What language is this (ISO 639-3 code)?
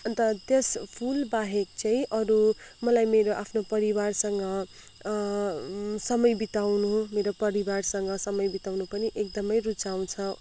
nep